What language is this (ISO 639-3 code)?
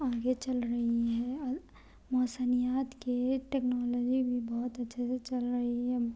urd